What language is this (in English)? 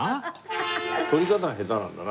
Japanese